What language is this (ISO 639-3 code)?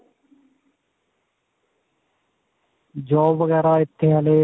pan